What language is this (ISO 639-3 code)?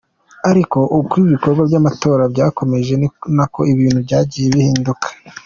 kin